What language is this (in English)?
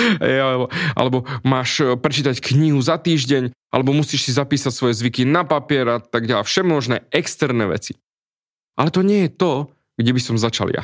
Slovak